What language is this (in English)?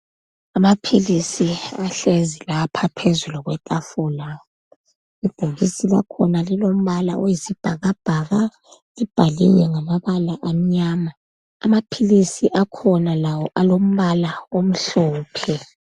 North Ndebele